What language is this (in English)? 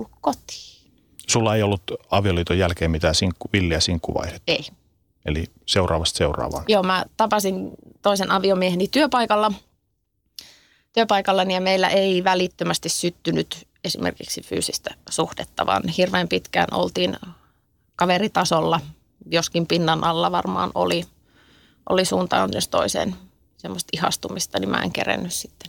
Finnish